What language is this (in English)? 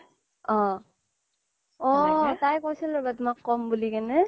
Assamese